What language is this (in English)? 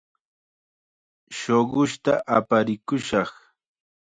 Chiquián Ancash Quechua